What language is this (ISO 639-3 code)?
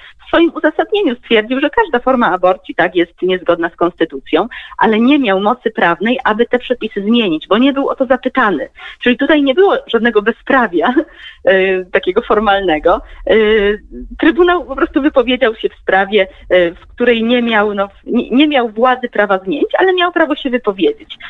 pol